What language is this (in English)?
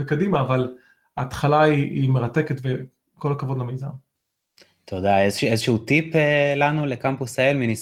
Hebrew